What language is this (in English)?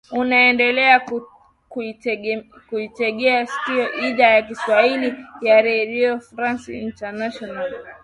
Swahili